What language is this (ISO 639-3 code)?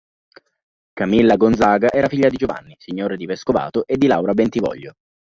ita